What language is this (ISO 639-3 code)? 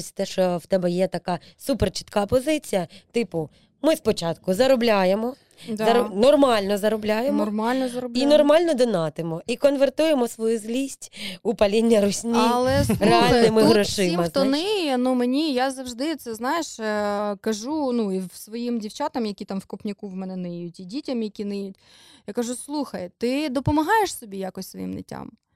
ukr